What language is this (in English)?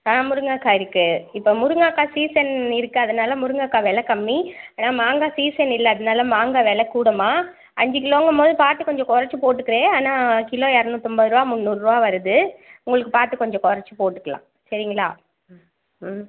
Tamil